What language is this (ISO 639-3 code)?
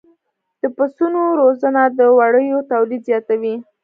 pus